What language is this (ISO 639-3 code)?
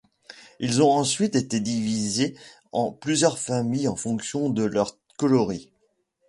fra